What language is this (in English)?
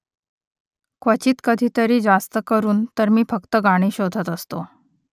Marathi